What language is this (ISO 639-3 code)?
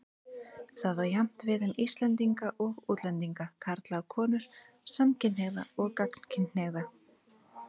isl